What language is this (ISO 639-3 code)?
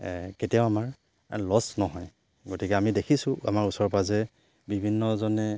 asm